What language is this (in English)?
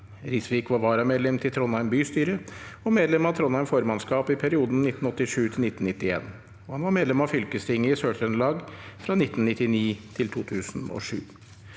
Norwegian